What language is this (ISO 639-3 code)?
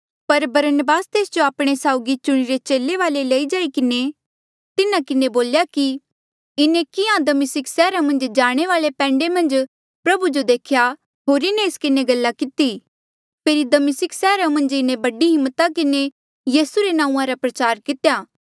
mjl